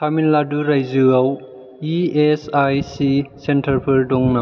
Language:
Bodo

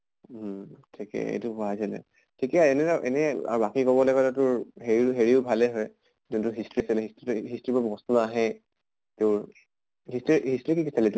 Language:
Assamese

